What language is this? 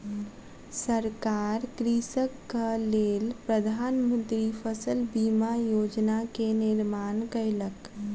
Maithili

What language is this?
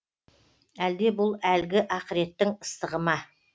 Kazakh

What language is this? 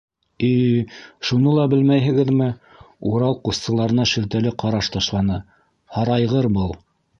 Bashkir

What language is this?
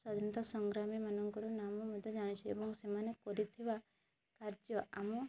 Odia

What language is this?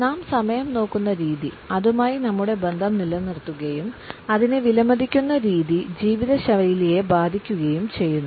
Malayalam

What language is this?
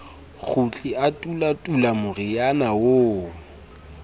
Southern Sotho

